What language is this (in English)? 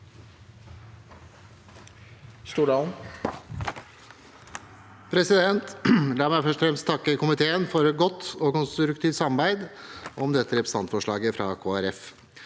Norwegian